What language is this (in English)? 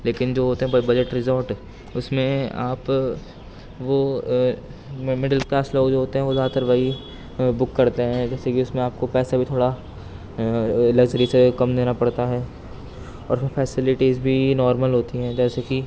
Urdu